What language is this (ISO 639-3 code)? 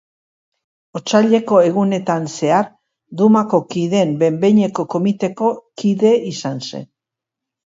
eus